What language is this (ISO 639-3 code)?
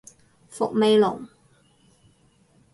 yue